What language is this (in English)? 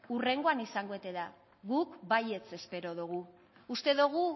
Basque